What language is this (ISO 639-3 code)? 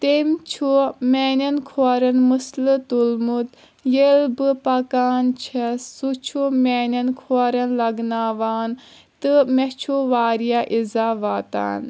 kas